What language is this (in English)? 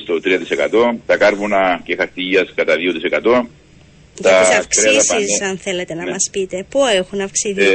Greek